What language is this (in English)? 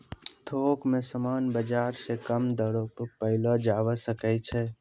Maithili